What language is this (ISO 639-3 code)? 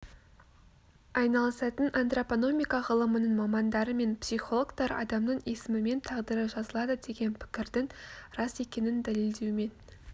kaz